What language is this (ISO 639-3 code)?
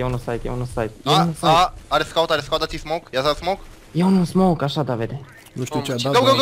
ron